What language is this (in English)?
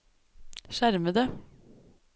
Norwegian